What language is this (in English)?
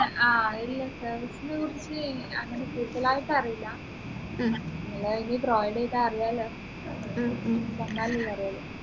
Malayalam